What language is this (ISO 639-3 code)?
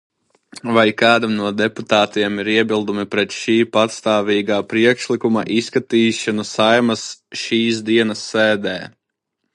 lav